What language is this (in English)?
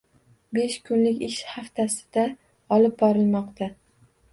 Uzbek